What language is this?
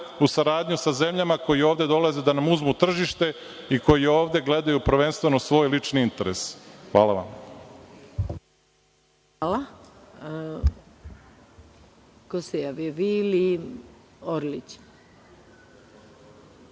Serbian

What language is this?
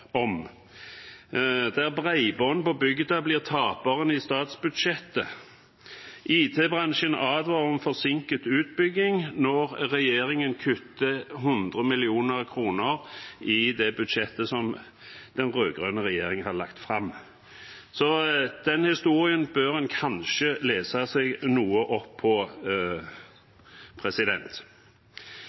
Norwegian Bokmål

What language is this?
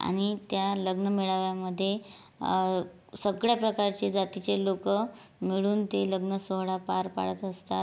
Marathi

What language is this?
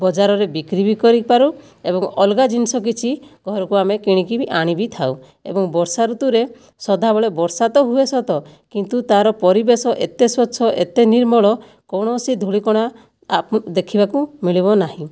Odia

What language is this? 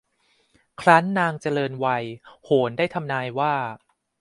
Thai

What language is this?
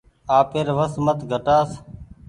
Goaria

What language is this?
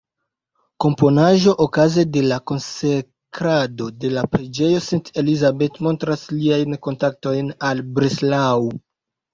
Esperanto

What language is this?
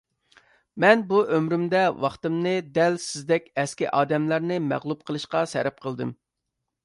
Uyghur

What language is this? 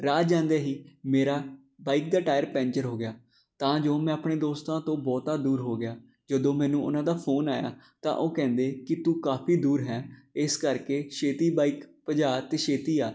Punjabi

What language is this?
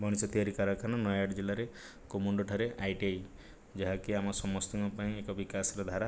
Odia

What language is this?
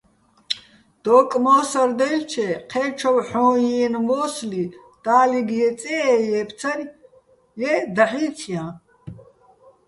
Bats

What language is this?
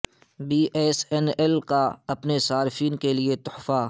Urdu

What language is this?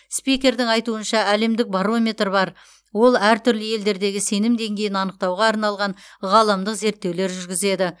Kazakh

